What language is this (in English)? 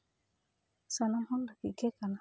Santali